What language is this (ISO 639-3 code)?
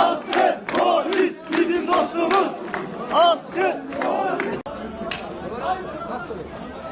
tur